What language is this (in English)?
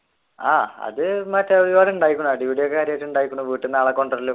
Malayalam